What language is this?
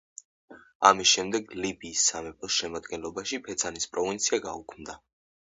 Georgian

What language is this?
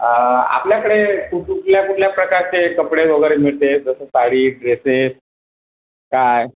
Marathi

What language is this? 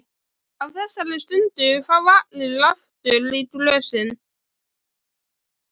Icelandic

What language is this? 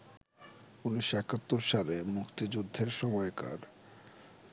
Bangla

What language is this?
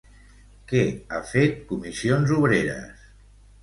Catalan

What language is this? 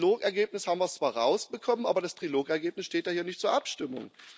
German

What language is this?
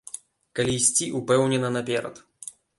Belarusian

